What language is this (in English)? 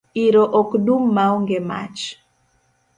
Luo (Kenya and Tanzania)